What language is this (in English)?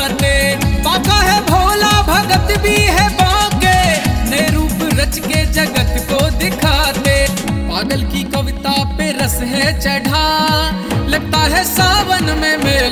Hindi